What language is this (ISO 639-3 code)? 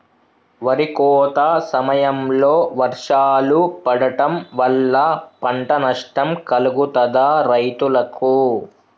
tel